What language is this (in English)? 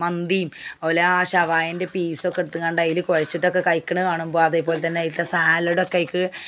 Malayalam